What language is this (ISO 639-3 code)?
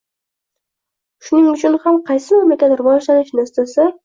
uzb